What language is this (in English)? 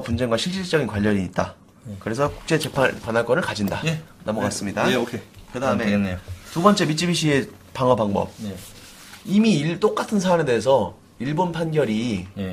Korean